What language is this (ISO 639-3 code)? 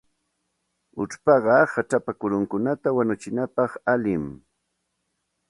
qxt